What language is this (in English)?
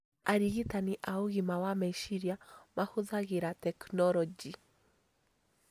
Kikuyu